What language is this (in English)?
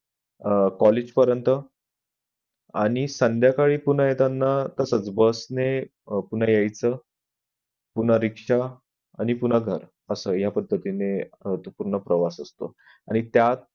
Marathi